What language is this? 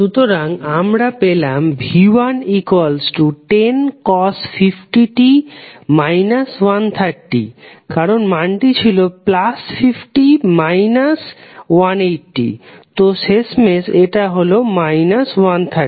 Bangla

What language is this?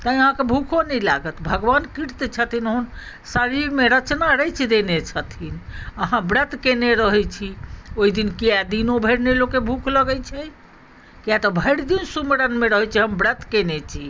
Maithili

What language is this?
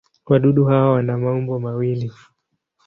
Swahili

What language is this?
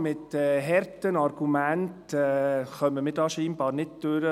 Swiss German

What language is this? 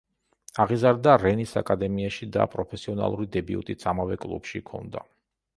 Georgian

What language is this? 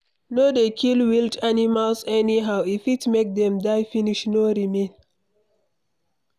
Nigerian Pidgin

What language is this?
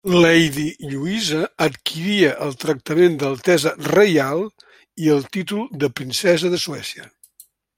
Catalan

